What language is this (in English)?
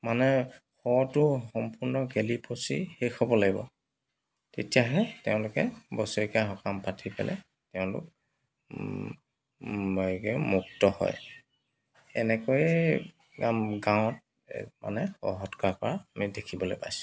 Assamese